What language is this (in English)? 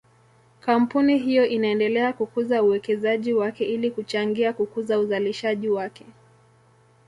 Swahili